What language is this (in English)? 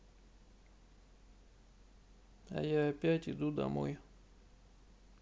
Russian